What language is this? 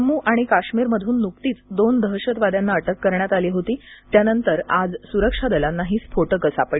Marathi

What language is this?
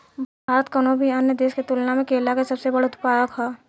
Bhojpuri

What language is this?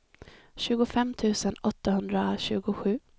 Swedish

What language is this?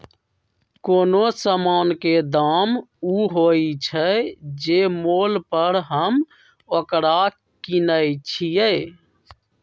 Magahi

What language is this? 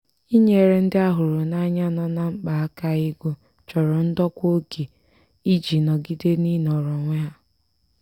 Igbo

